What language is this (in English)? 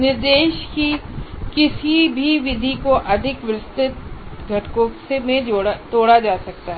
Hindi